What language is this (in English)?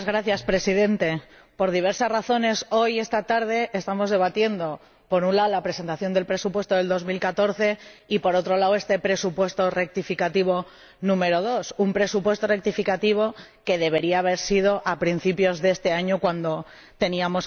Spanish